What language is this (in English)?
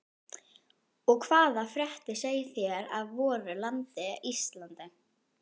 Icelandic